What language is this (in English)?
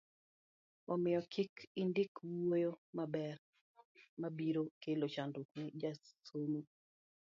Luo (Kenya and Tanzania)